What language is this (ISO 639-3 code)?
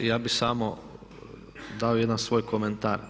hrv